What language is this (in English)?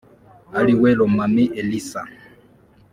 Kinyarwanda